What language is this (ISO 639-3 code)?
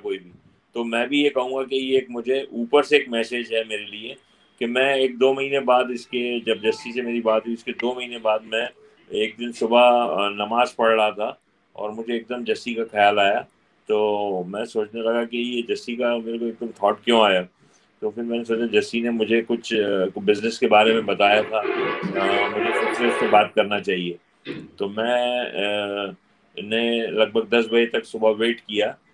hin